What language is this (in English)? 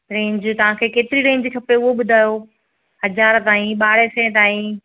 Sindhi